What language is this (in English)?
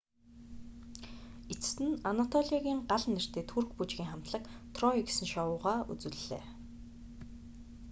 Mongolian